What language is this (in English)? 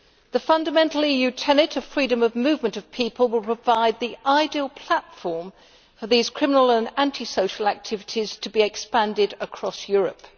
English